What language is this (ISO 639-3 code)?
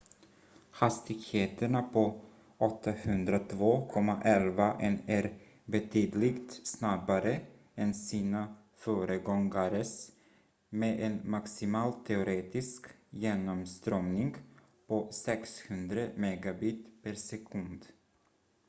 swe